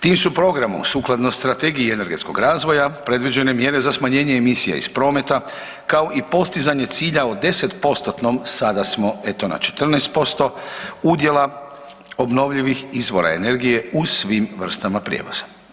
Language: Croatian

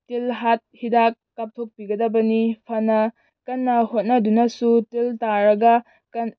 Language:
Manipuri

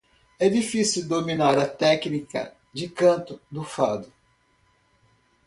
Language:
Portuguese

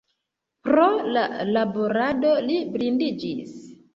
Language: Esperanto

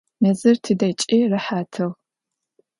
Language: Adyghe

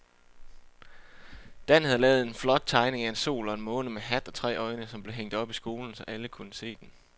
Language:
Danish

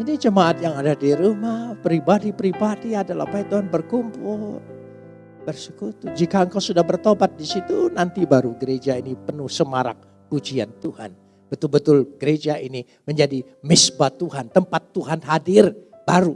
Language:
Indonesian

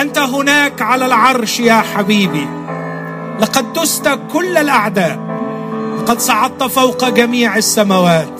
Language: Arabic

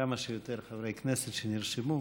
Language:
Hebrew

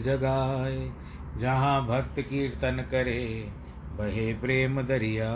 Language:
Hindi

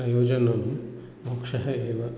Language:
Sanskrit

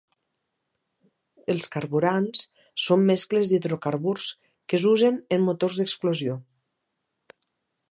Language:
Catalan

